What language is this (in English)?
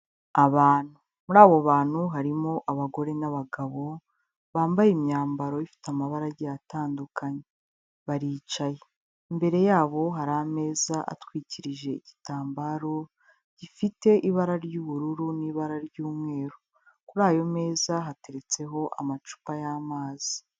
Kinyarwanda